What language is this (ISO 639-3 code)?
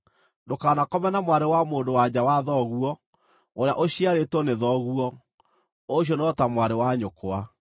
kik